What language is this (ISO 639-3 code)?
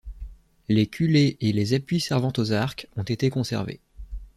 fra